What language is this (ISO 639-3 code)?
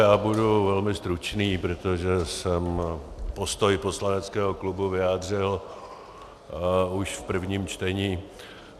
ces